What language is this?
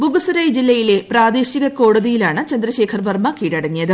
Malayalam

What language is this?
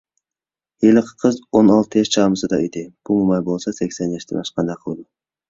Uyghur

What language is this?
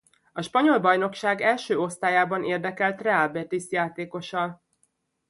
Hungarian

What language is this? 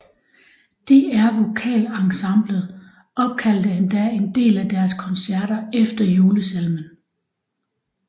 Danish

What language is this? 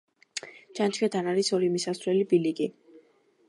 Georgian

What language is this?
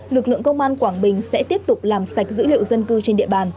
Vietnamese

